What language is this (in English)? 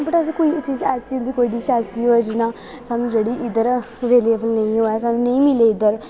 Dogri